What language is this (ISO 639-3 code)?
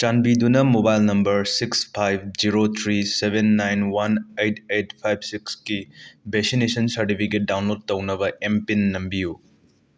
mni